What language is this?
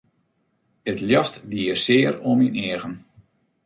Western Frisian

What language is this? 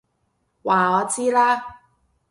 Cantonese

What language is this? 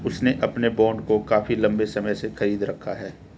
Hindi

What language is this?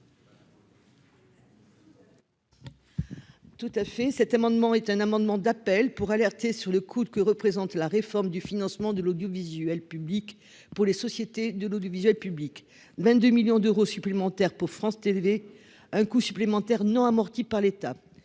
French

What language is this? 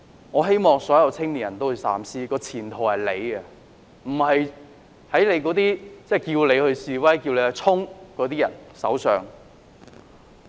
Cantonese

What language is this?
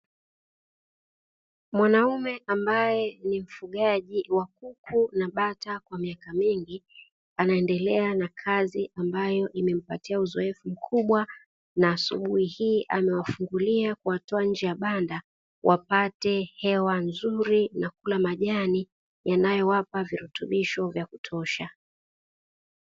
Swahili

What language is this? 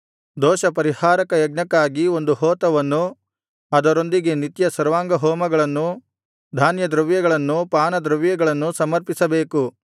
Kannada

